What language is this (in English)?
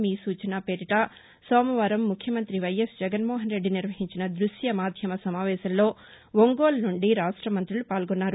Telugu